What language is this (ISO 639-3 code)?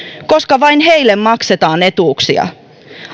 fin